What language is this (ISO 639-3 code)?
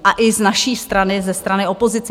ces